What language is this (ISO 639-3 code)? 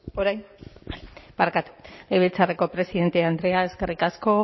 eus